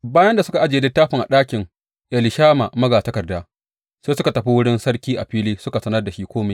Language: Hausa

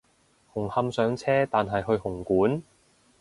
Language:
Cantonese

